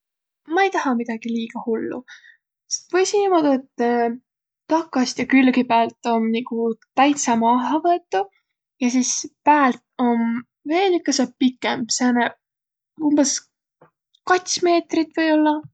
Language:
Võro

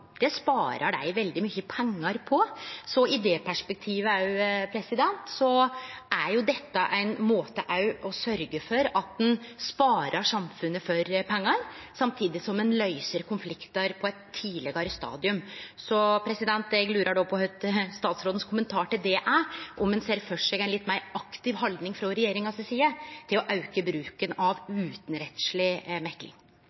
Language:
Norwegian Nynorsk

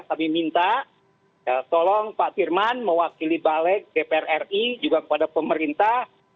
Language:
Indonesian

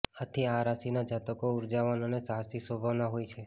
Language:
Gujarati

